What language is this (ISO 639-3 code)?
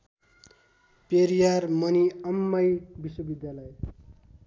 nep